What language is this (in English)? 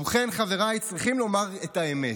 Hebrew